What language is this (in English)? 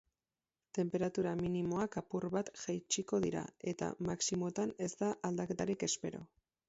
Basque